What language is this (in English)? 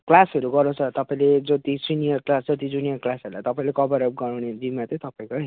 Nepali